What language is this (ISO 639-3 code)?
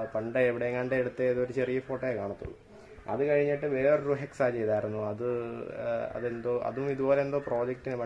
ind